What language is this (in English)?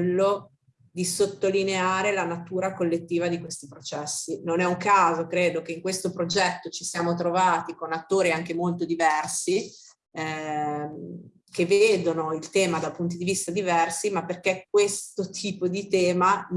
Italian